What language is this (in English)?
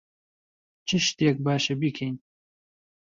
Central Kurdish